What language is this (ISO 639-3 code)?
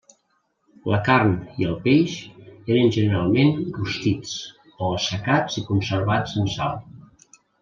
cat